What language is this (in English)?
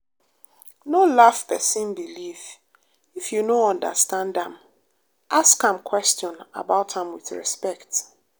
Nigerian Pidgin